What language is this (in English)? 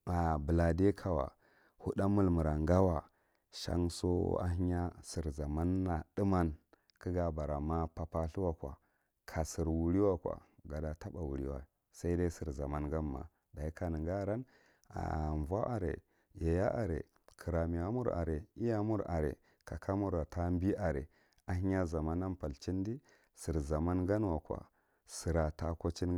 Marghi Central